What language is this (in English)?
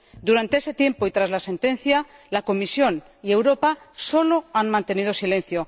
Spanish